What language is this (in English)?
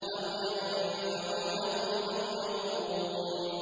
Arabic